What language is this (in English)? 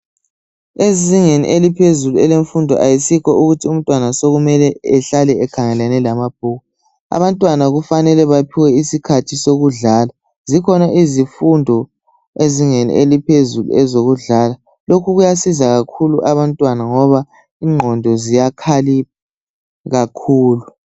North Ndebele